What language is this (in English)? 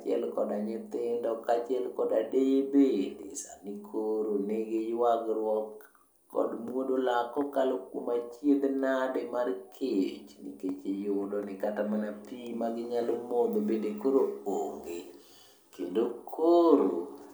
Luo (Kenya and Tanzania)